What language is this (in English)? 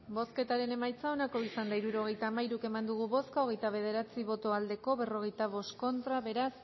Basque